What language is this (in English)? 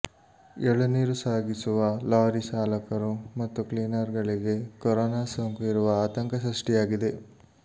Kannada